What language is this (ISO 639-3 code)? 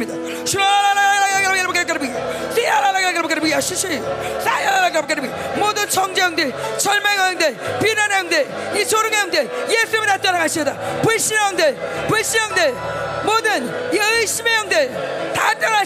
kor